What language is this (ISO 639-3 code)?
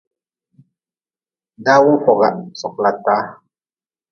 nmz